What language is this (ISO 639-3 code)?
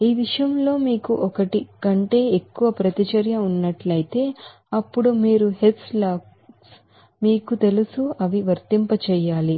tel